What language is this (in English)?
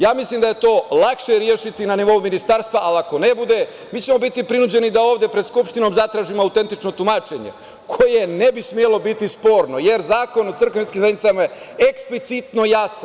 Serbian